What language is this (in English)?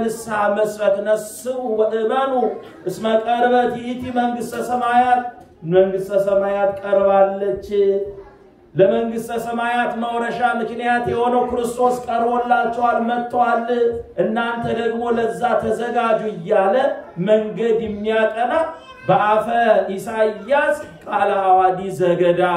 Arabic